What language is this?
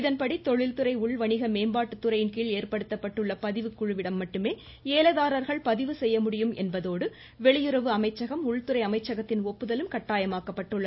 Tamil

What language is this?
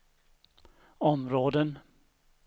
Swedish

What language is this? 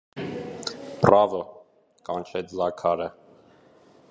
Armenian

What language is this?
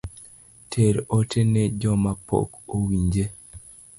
Luo (Kenya and Tanzania)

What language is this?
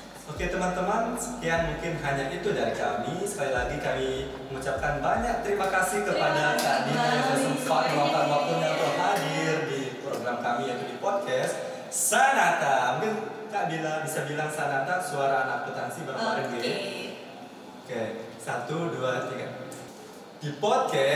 Indonesian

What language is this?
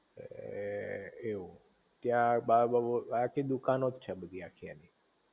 Gujarati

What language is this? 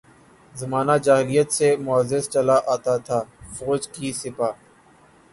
Urdu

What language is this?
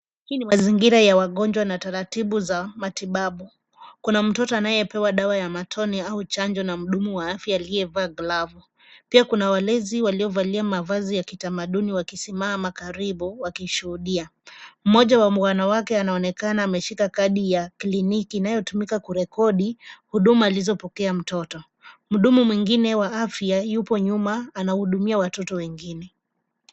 Swahili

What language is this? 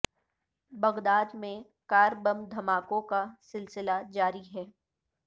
Urdu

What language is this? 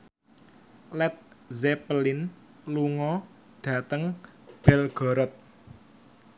Javanese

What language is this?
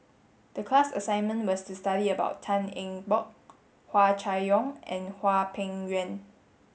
English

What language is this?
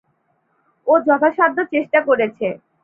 Bangla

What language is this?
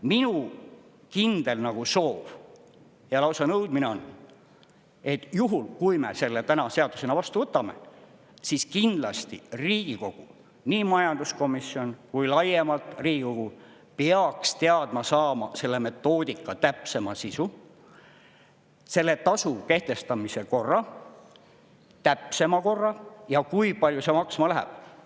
Estonian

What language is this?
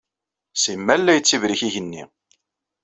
Kabyle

